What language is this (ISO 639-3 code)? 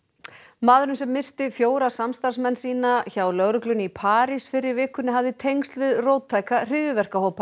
isl